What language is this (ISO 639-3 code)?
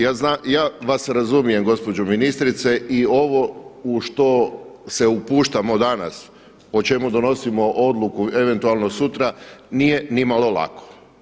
hrv